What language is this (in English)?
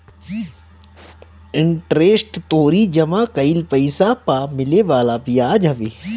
Bhojpuri